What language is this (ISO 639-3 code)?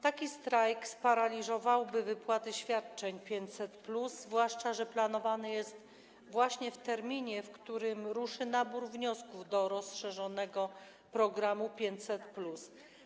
pol